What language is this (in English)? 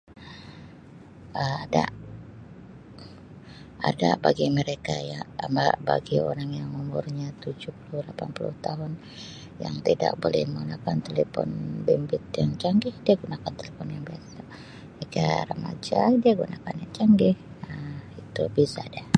Sabah Malay